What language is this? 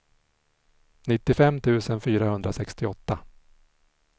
Swedish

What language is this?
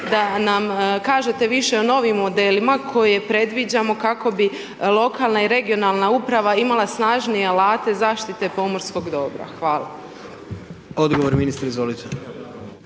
Croatian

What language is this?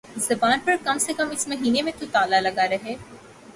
Urdu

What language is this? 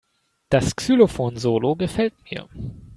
German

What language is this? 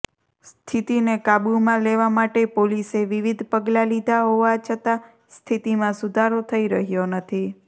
Gujarati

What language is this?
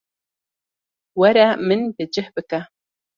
Kurdish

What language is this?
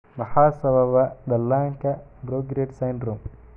Somali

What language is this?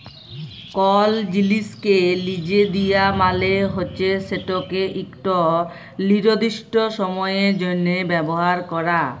Bangla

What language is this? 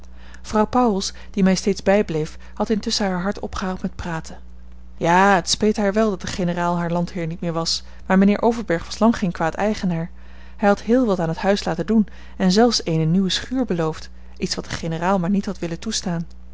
Dutch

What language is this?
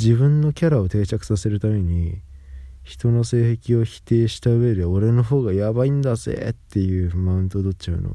Japanese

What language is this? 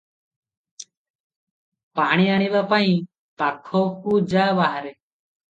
Odia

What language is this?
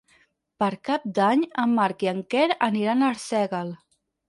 Catalan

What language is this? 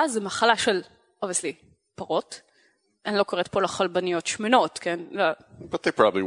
Hebrew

